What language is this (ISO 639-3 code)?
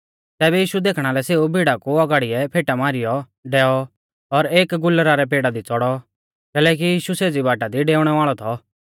bfz